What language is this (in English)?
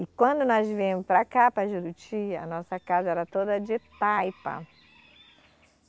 Portuguese